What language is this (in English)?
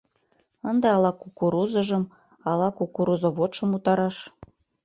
Mari